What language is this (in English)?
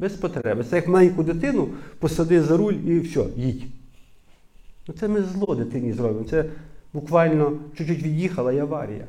Ukrainian